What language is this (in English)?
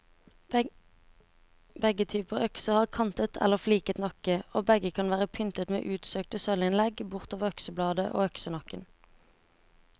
Norwegian